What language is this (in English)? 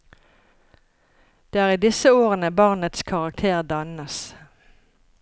Norwegian